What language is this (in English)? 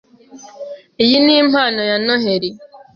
Kinyarwanda